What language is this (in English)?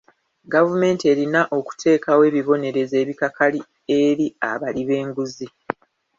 Ganda